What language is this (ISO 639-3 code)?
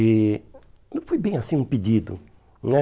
por